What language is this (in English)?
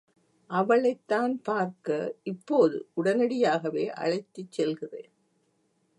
Tamil